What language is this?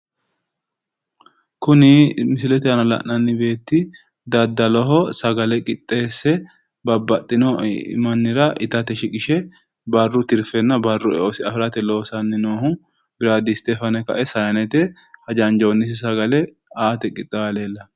Sidamo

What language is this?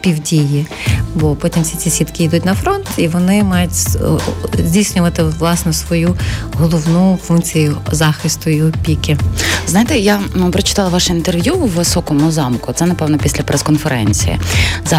Ukrainian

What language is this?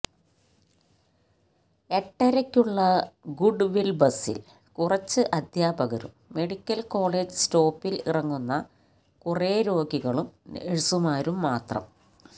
Malayalam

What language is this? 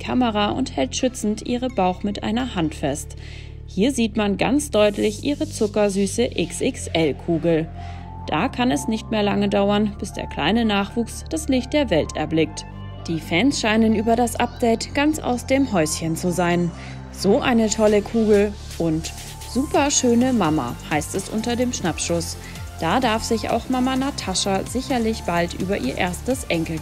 German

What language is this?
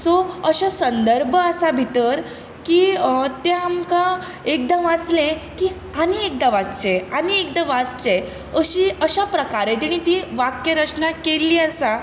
Konkani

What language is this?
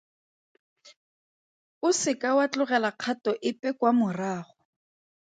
Tswana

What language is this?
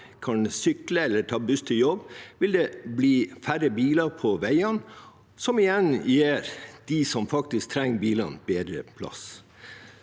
Norwegian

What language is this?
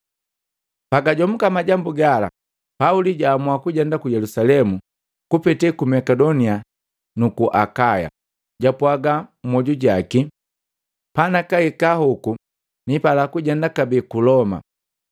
Matengo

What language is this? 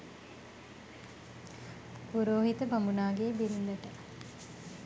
Sinhala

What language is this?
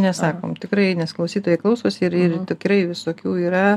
Lithuanian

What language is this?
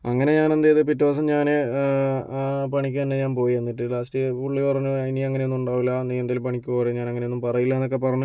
Malayalam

